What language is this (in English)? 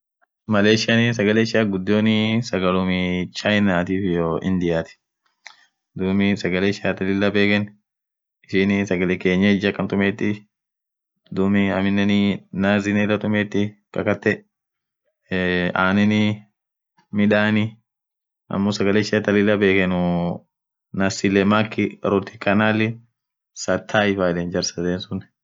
Orma